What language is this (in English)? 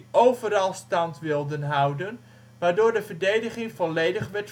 Dutch